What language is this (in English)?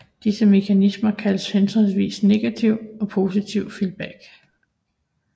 Danish